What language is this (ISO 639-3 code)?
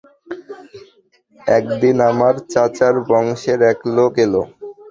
ben